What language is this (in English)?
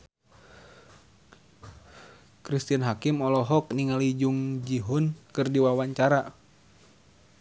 Sundanese